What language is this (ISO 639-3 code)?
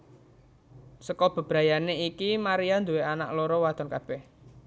jav